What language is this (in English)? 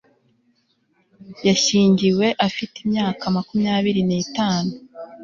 Kinyarwanda